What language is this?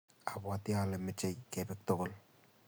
Kalenjin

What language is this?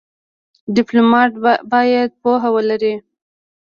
Pashto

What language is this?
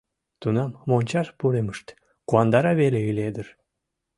Mari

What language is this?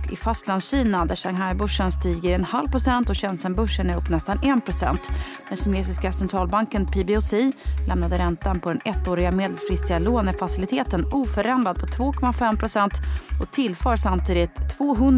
Swedish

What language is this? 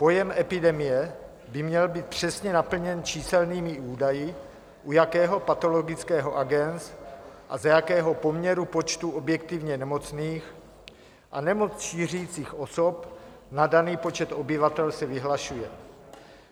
Czech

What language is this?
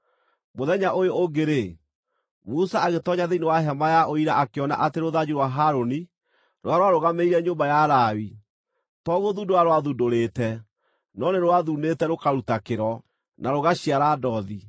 Kikuyu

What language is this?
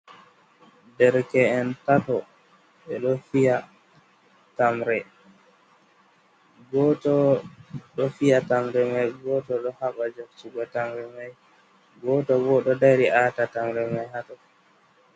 Fula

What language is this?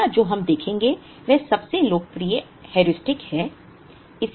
Hindi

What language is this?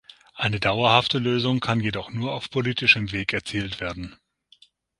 German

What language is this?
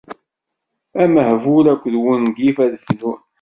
Kabyle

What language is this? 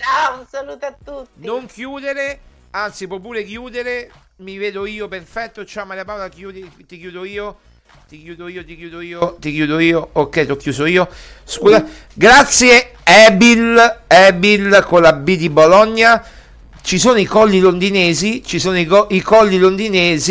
Italian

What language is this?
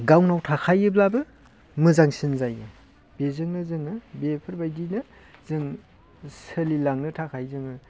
Bodo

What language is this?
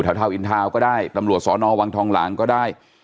Thai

